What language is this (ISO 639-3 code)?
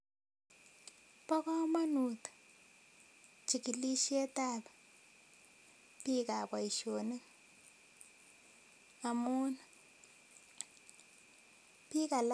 kln